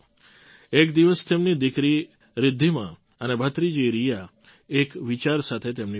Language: Gujarati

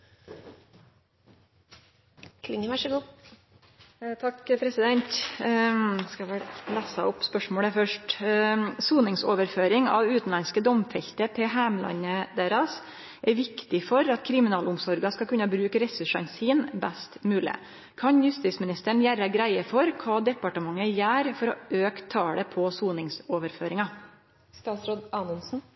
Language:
Norwegian Nynorsk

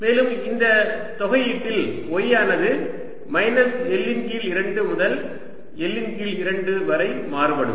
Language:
Tamil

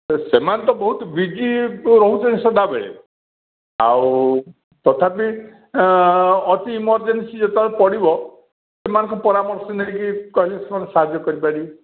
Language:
Odia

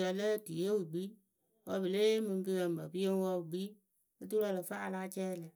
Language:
Akebu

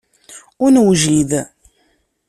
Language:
Kabyle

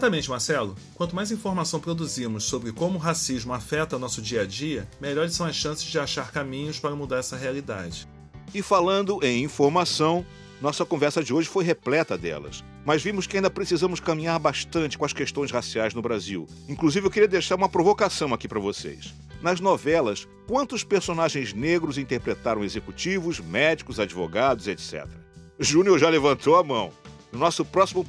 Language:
Portuguese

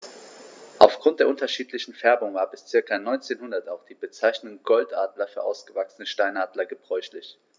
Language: German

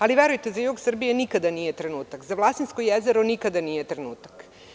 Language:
Serbian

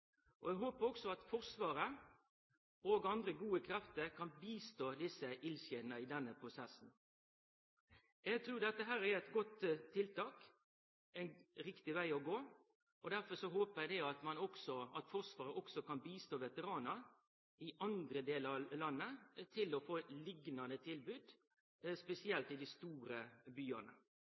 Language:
Norwegian Nynorsk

